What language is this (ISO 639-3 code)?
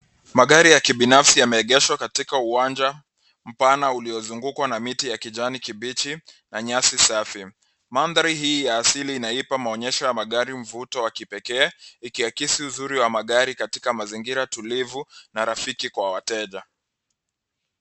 swa